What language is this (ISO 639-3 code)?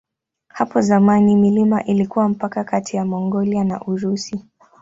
swa